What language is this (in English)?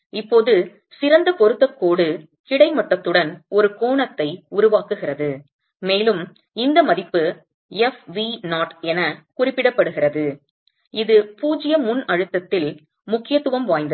Tamil